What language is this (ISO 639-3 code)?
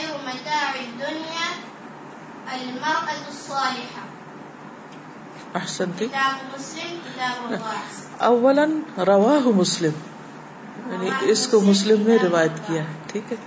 urd